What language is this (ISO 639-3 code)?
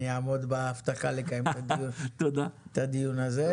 heb